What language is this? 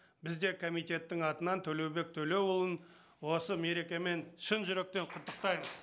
Kazakh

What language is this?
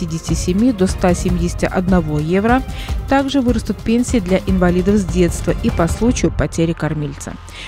Russian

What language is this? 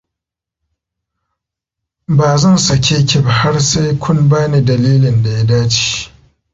Hausa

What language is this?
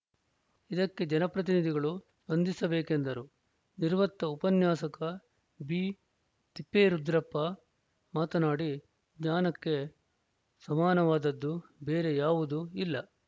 Kannada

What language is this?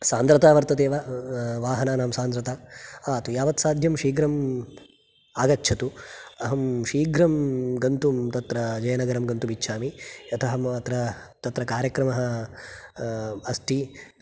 Sanskrit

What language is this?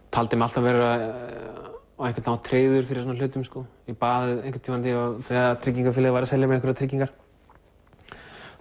Icelandic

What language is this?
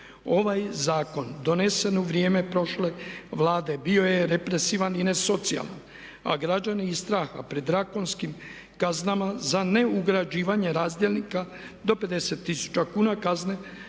Croatian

